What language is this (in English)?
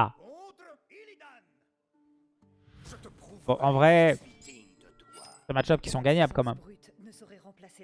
French